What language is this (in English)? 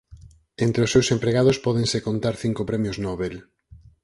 Galician